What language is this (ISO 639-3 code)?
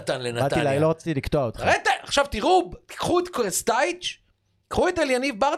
heb